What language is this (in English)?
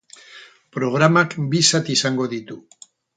Basque